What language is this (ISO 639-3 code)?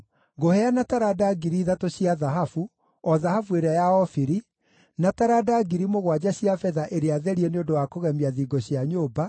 kik